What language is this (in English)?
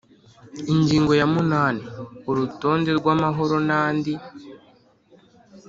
Kinyarwanda